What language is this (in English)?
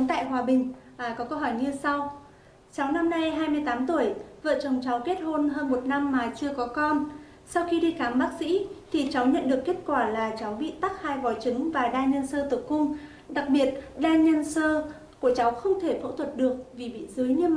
Vietnamese